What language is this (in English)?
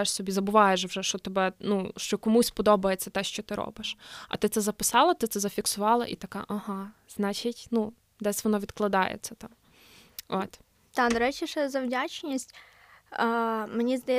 Ukrainian